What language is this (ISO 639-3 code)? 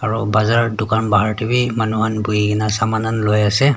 nag